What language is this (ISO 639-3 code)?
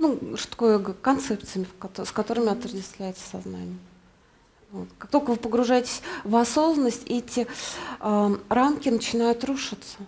rus